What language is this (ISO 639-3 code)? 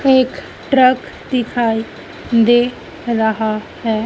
hin